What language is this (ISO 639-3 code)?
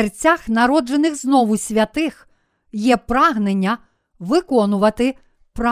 ukr